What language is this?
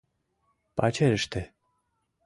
Mari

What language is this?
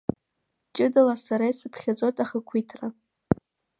Abkhazian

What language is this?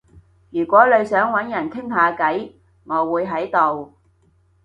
Cantonese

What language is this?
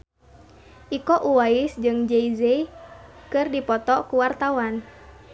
Sundanese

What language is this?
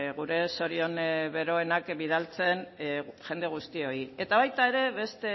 Basque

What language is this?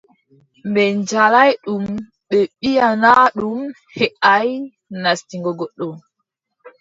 Adamawa Fulfulde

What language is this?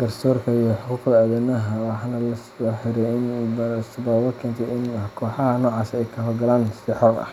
Somali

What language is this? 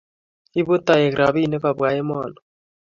Kalenjin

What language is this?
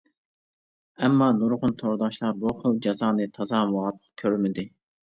Uyghur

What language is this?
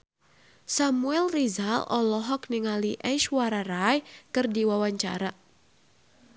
Sundanese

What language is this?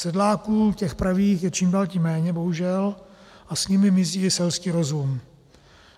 Czech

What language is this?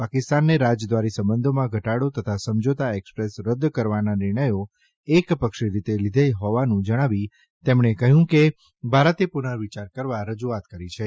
Gujarati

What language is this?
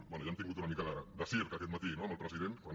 Catalan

